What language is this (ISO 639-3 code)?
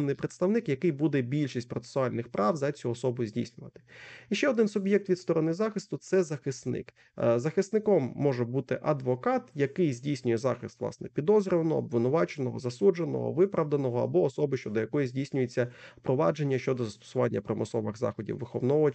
ukr